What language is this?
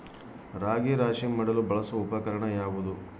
Kannada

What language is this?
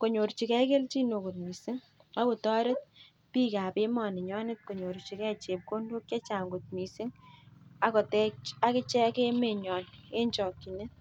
Kalenjin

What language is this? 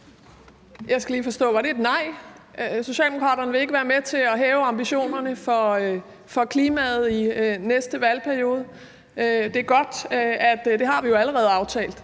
Danish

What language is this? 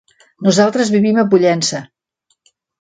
Catalan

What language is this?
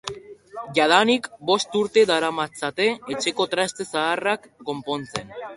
Basque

